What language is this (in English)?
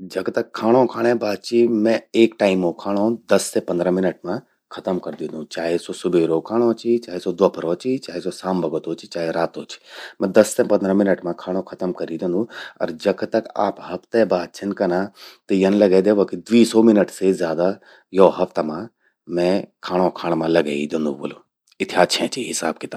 Garhwali